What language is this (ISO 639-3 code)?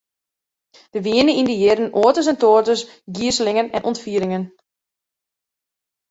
fry